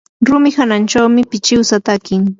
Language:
Yanahuanca Pasco Quechua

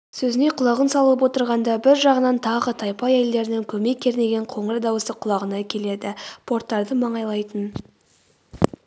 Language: Kazakh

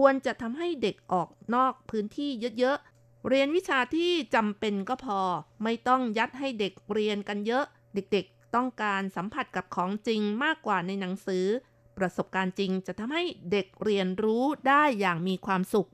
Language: Thai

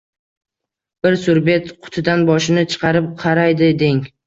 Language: Uzbek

